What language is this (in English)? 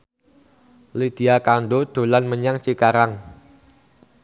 Javanese